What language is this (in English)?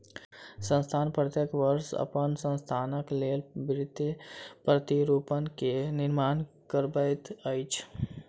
Maithili